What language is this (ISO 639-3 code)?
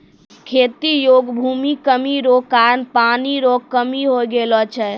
mai